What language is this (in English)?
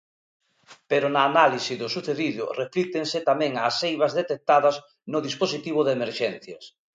Galician